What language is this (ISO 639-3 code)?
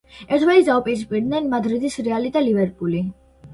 kat